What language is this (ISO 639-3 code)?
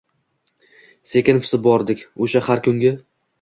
uzb